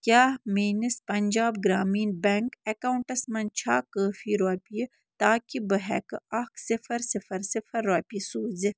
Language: Kashmiri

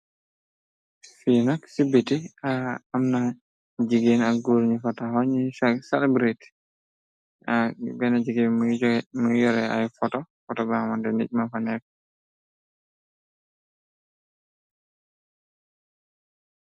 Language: Wolof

